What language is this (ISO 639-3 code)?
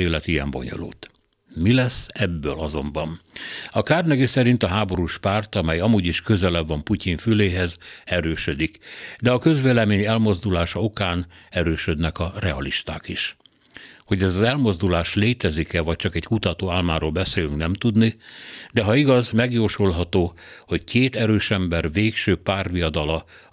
hun